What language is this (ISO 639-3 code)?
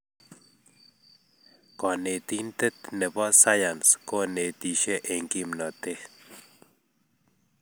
kln